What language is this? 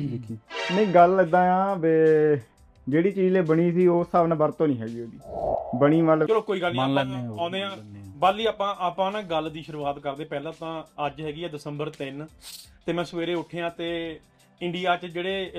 Punjabi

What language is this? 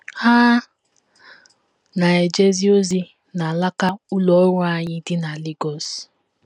Igbo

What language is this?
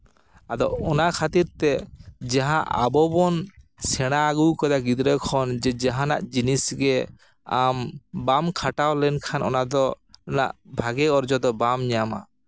Santali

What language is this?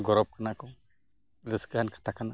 Santali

